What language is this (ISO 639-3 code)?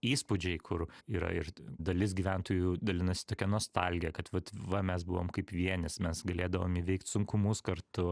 lit